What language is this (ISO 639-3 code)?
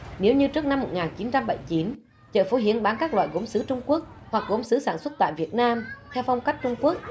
vie